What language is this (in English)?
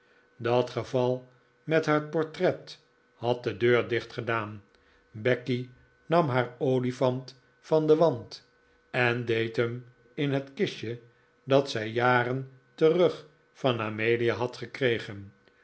Dutch